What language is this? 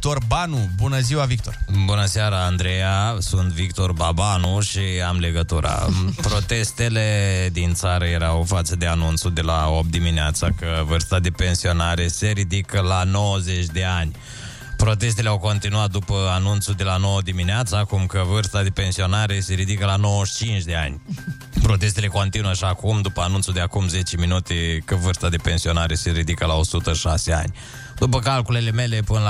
Romanian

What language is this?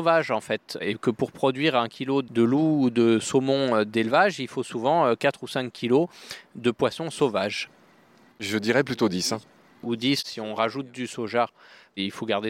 French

